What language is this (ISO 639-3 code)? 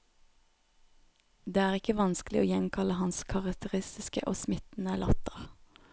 nor